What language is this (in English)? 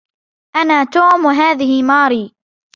Arabic